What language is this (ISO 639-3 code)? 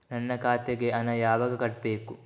kan